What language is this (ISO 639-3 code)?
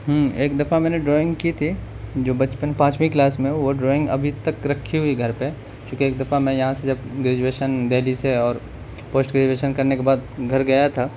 urd